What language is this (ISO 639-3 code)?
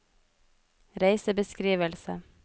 nor